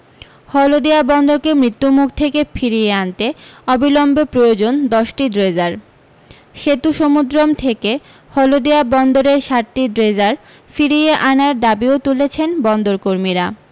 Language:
Bangla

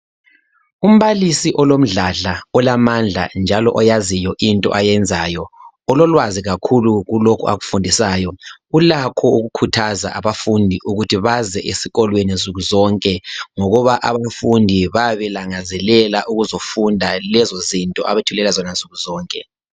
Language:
North Ndebele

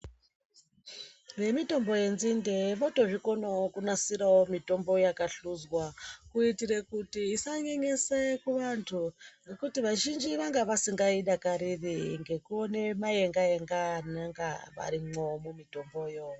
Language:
Ndau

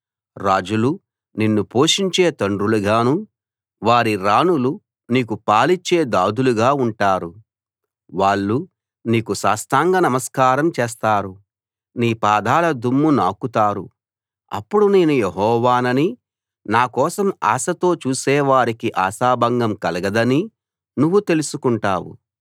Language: Telugu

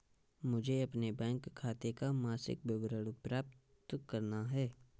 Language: Hindi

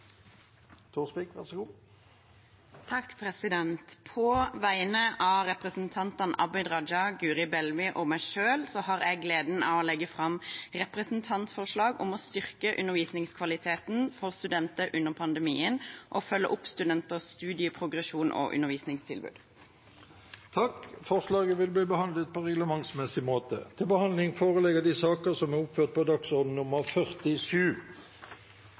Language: Norwegian Bokmål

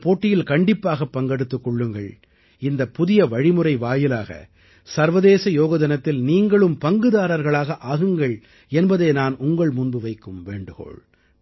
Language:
Tamil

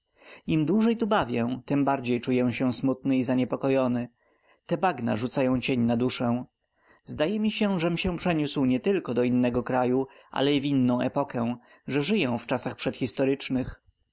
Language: Polish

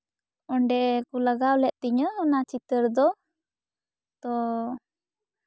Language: Santali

